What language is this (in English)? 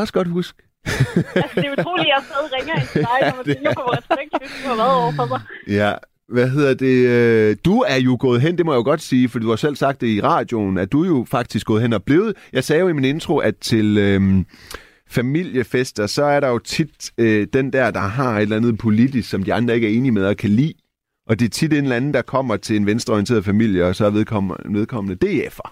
Danish